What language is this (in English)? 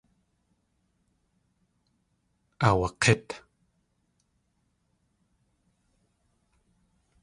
Tlingit